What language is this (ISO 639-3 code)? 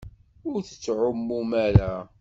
kab